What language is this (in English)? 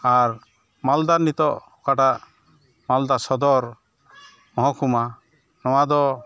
Santali